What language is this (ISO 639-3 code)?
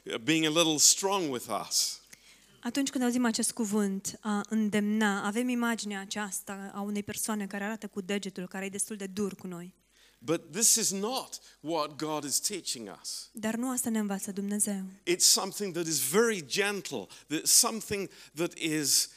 ron